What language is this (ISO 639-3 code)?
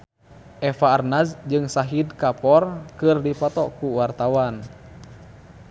sun